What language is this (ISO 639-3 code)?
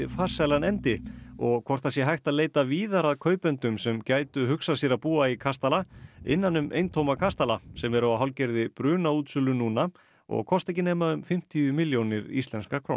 isl